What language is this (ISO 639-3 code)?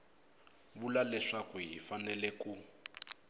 tso